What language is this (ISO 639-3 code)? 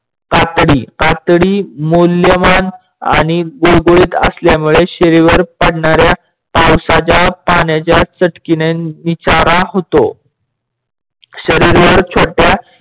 mar